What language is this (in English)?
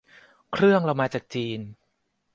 Thai